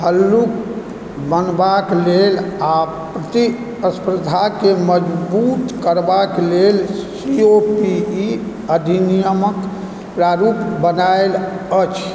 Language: Maithili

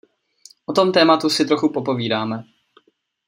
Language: Czech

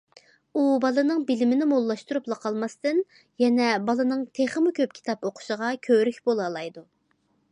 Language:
Uyghur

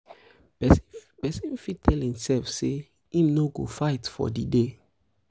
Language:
Nigerian Pidgin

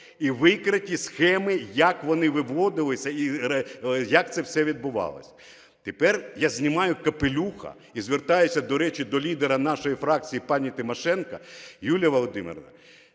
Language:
Ukrainian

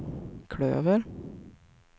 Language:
Swedish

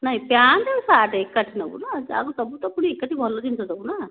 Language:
Odia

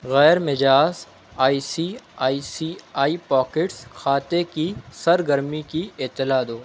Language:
Urdu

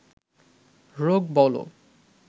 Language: Bangla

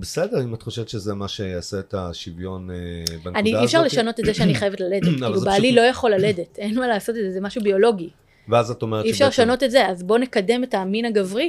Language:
Hebrew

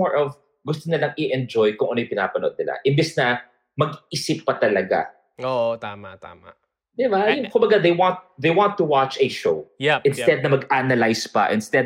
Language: Filipino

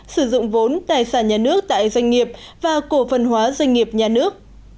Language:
Vietnamese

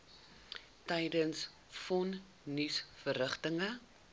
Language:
Afrikaans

